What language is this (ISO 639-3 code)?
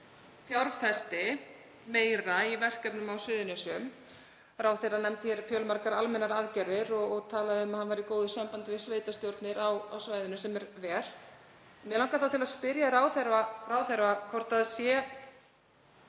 isl